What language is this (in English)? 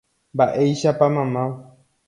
Guarani